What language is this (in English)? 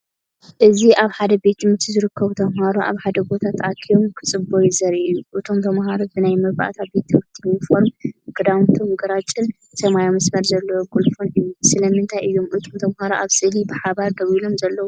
Tigrinya